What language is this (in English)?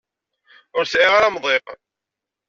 Kabyle